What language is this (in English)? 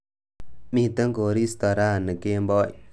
Kalenjin